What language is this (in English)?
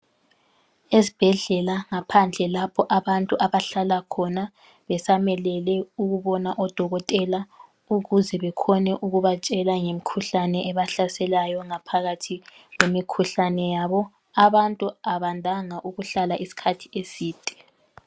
North Ndebele